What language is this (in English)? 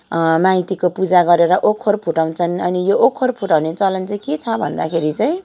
Nepali